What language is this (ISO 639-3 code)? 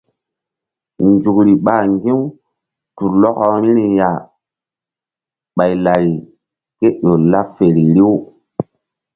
mdd